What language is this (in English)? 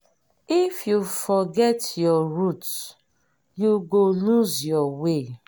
Nigerian Pidgin